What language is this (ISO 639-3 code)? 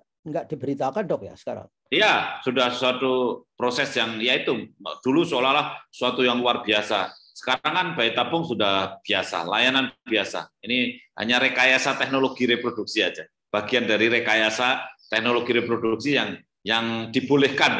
ind